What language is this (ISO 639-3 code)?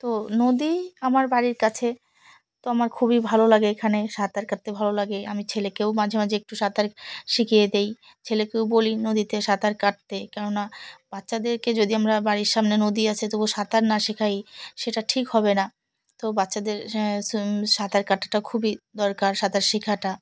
ben